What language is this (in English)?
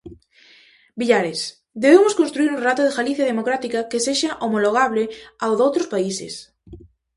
Galician